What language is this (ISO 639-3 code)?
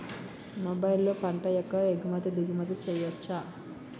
tel